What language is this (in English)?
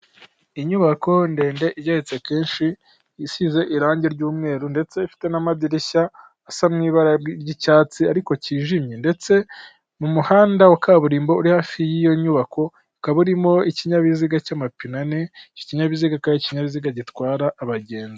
Kinyarwanda